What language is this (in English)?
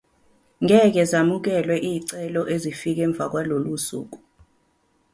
Zulu